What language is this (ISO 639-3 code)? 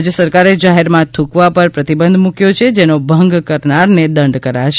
guj